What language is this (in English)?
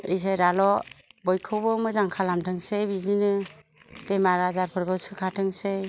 Bodo